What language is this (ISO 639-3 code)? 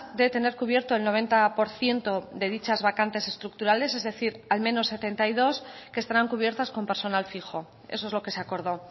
spa